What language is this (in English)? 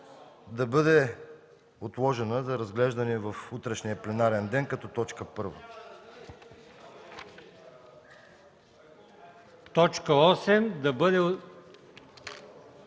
Bulgarian